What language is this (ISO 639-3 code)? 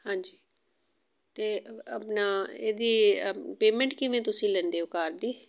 pan